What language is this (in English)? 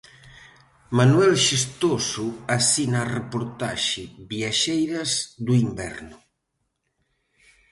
Galician